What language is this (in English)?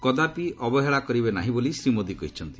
Odia